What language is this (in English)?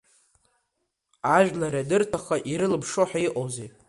Abkhazian